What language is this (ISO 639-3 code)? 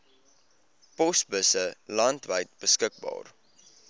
afr